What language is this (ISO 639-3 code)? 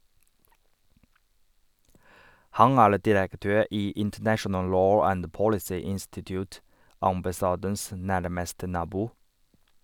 nor